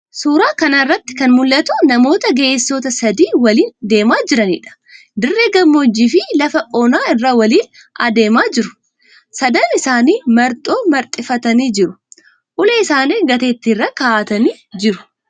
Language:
Oromo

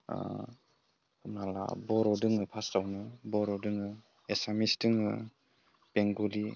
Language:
Bodo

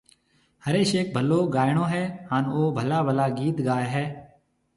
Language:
Marwari (Pakistan)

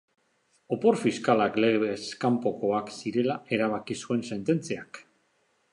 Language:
Basque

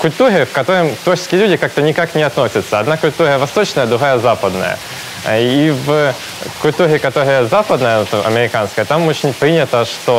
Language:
Russian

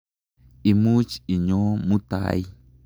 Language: Kalenjin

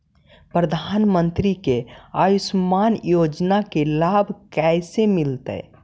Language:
Magahi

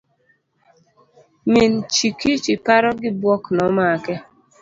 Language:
Luo (Kenya and Tanzania)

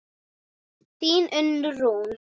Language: Icelandic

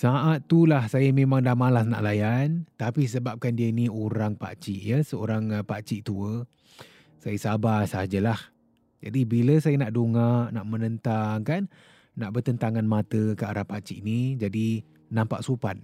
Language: Malay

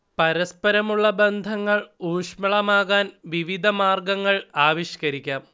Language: Malayalam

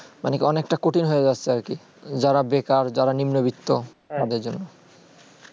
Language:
Bangla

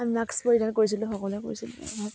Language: Assamese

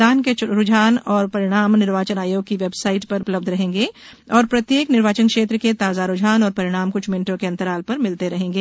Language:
Hindi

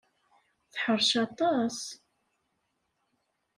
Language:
Kabyle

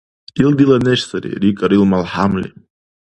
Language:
Dargwa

